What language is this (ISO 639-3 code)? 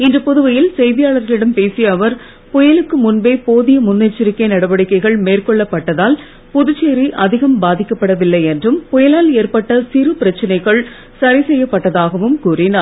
tam